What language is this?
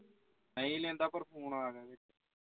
Punjabi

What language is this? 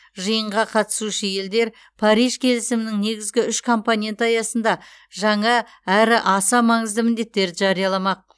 Kazakh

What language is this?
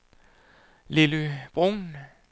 Danish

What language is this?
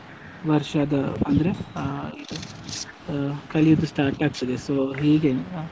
Kannada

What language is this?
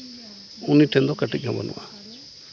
Santali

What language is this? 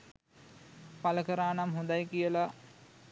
Sinhala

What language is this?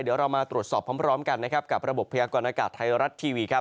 Thai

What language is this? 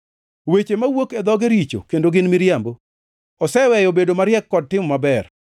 Luo (Kenya and Tanzania)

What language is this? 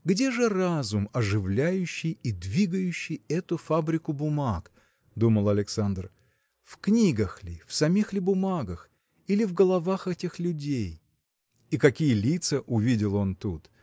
Russian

